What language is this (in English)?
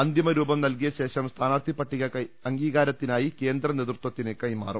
Malayalam